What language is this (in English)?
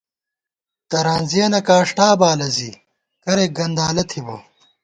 Gawar-Bati